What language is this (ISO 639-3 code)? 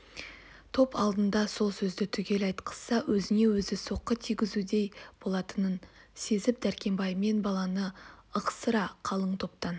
kaz